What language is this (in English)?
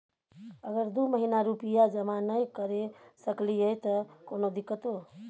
Maithili